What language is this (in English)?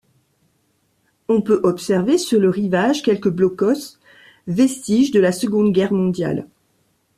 French